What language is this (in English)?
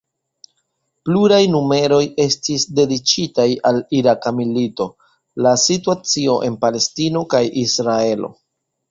Esperanto